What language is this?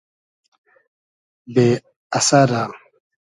Hazaragi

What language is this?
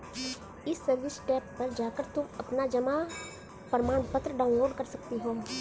Hindi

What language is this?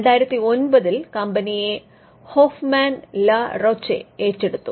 Malayalam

